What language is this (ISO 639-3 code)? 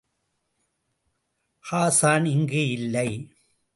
tam